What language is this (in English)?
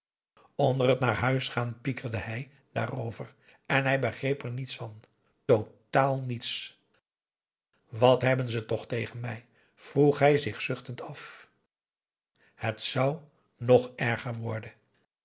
Dutch